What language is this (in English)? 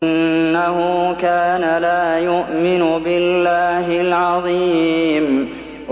Arabic